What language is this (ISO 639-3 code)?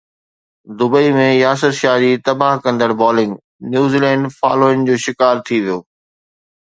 snd